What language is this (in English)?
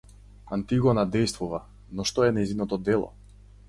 Macedonian